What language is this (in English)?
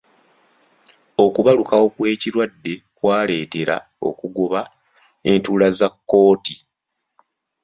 Ganda